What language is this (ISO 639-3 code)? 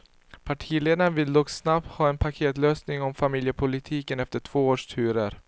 swe